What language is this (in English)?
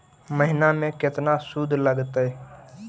Magahi